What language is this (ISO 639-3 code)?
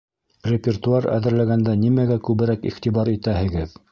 bak